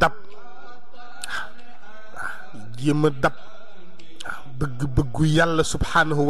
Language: Arabic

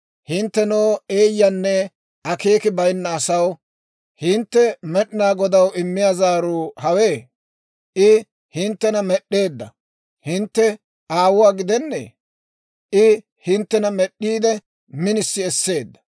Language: Dawro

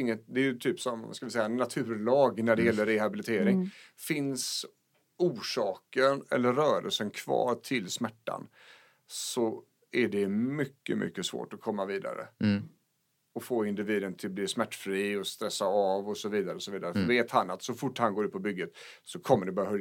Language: Swedish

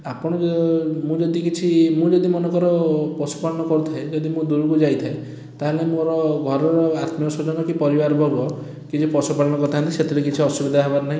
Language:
Odia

